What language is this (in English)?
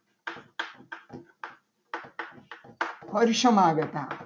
Gujarati